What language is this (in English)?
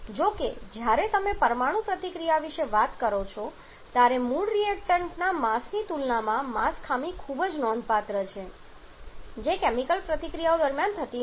Gujarati